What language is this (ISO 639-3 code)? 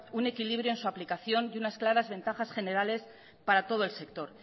spa